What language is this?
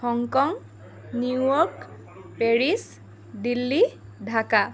Assamese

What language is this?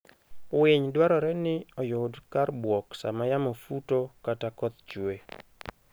Luo (Kenya and Tanzania)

